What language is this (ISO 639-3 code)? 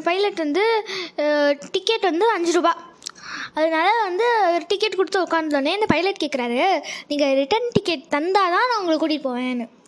tam